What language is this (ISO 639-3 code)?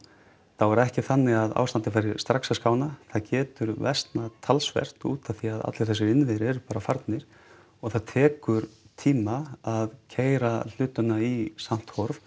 isl